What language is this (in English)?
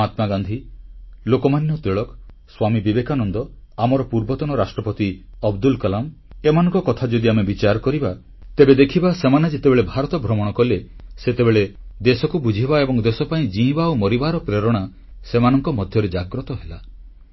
Odia